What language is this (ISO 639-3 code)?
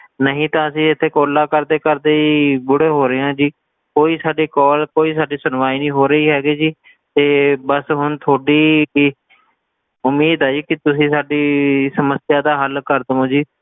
pan